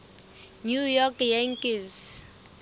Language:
Southern Sotho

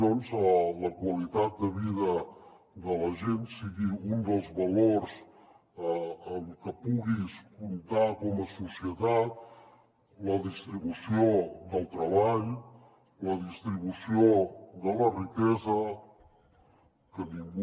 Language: Catalan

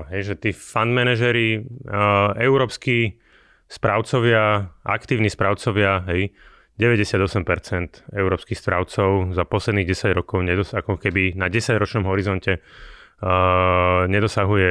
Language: Slovak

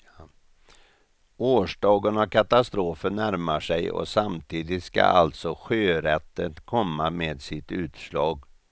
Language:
Swedish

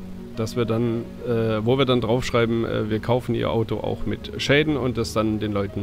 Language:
German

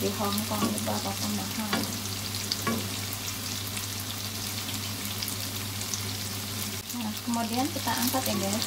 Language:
Indonesian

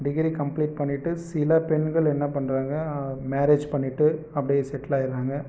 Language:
Tamil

